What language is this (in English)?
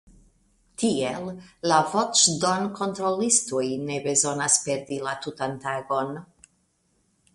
Esperanto